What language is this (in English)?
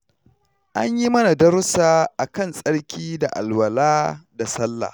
Hausa